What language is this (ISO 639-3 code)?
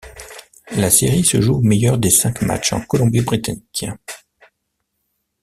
fra